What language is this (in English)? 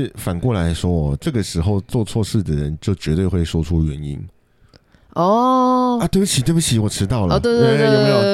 Chinese